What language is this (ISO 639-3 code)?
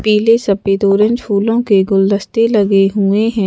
hin